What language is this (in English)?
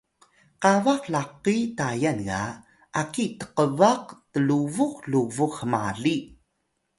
Atayal